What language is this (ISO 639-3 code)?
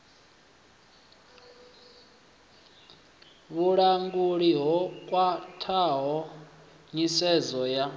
ven